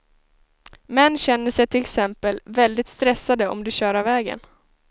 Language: Swedish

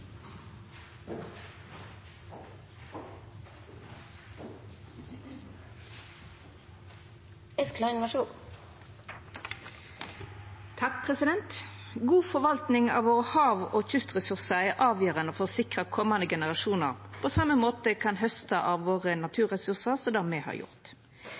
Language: Norwegian Nynorsk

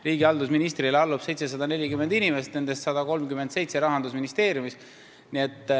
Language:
Estonian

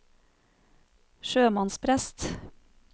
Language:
Norwegian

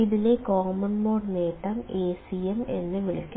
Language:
Malayalam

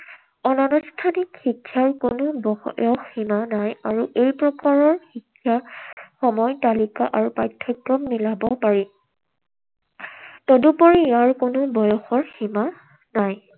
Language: Assamese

